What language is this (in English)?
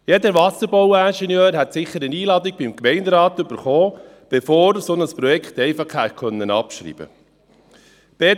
Swiss German